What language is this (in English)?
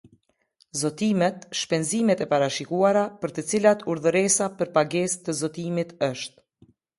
Albanian